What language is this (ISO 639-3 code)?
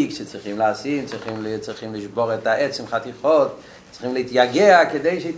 heb